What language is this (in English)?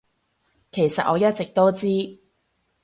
Cantonese